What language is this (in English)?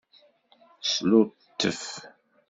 Kabyle